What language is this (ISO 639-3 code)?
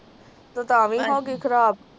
pan